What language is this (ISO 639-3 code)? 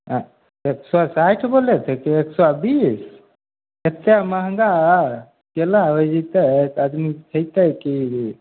mai